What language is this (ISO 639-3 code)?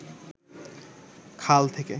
ben